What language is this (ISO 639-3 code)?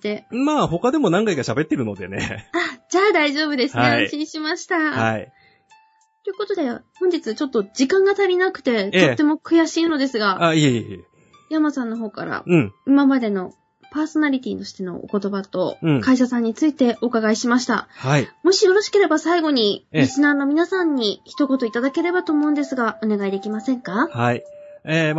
jpn